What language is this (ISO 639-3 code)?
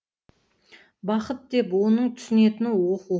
kaz